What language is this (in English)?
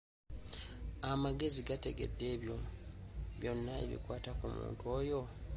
Ganda